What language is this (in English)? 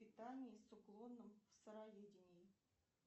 Russian